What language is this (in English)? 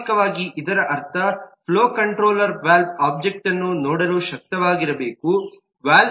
Kannada